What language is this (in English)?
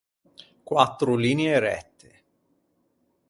Ligurian